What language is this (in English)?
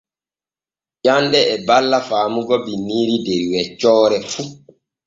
Borgu Fulfulde